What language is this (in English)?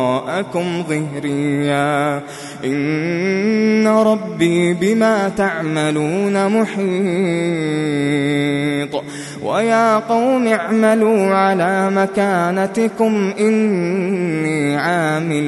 Arabic